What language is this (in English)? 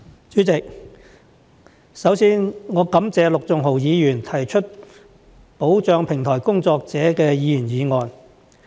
Cantonese